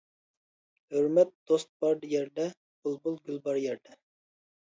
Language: Uyghur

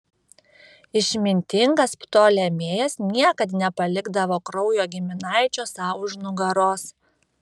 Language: Lithuanian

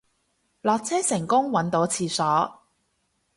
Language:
Cantonese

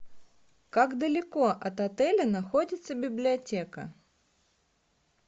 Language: Russian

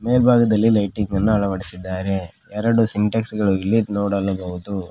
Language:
Kannada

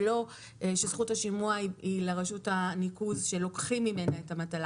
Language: Hebrew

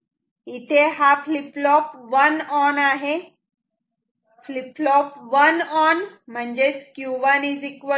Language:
Marathi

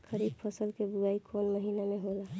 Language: Bhojpuri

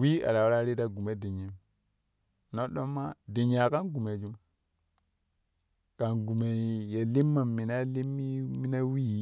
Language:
Kushi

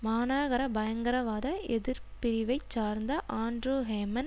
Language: Tamil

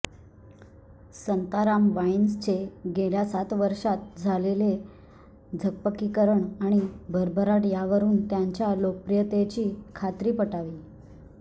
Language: Marathi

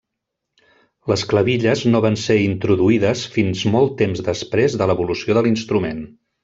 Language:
Catalan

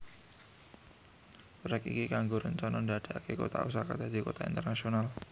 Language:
Javanese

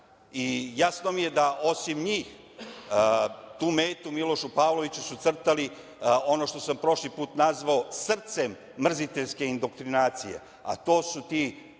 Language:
Serbian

